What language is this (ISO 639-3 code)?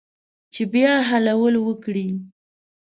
pus